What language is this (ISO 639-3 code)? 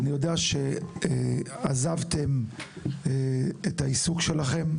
heb